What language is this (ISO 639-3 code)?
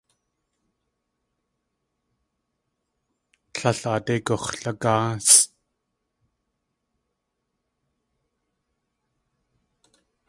tli